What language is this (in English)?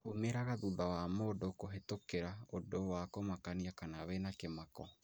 Kikuyu